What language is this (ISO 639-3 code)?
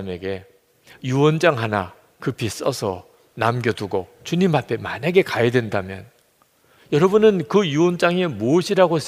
kor